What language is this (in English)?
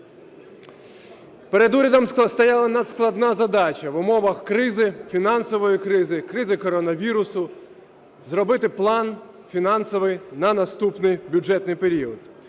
Ukrainian